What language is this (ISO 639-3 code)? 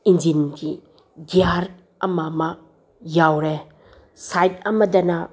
mni